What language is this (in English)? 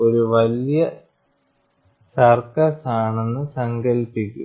Malayalam